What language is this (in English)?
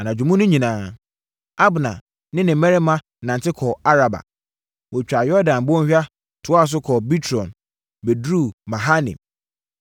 Akan